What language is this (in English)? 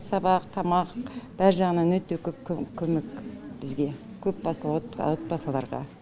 Kazakh